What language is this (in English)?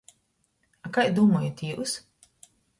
Latgalian